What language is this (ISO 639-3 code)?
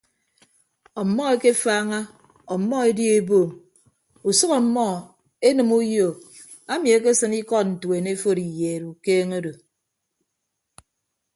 ibb